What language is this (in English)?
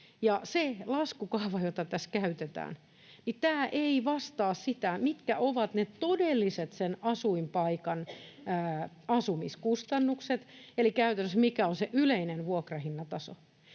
Finnish